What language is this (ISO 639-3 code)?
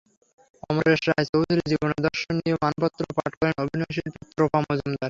ben